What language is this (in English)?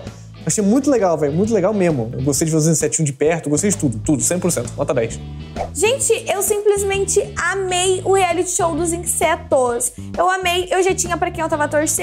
Portuguese